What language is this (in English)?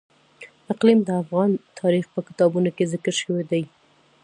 Pashto